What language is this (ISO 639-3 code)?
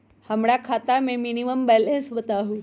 mag